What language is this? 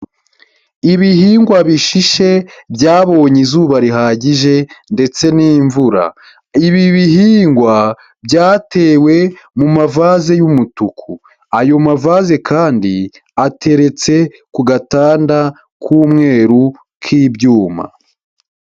Kinyarwanda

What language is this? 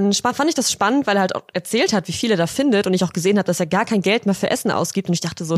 German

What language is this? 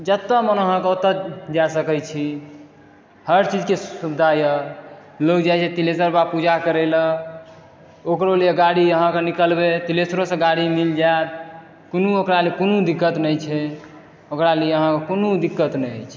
Maithili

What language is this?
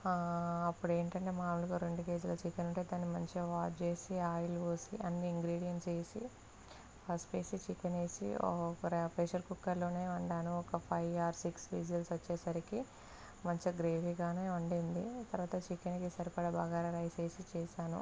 Telugu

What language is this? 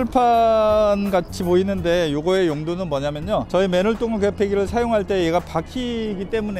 Korean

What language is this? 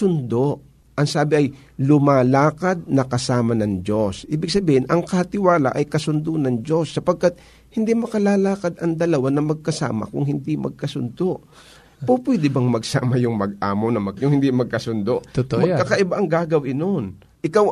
Filipino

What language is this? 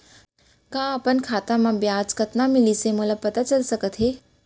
Chhattisgarhi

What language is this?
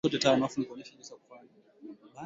Swahili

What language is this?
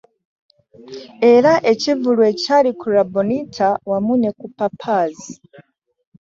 Ganda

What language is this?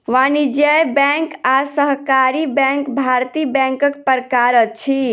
Maithili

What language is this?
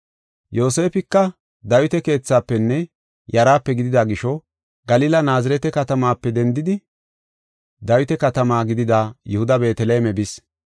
Gofa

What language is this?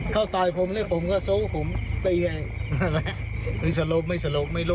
Thai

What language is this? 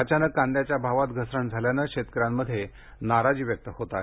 Marathi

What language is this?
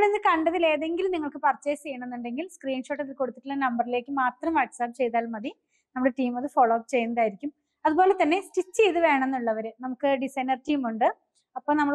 Malayalam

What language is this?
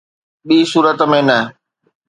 Sindhi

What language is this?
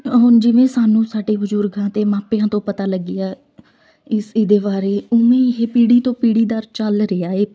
Punjabi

